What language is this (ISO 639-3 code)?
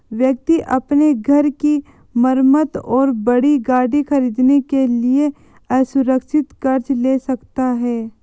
hin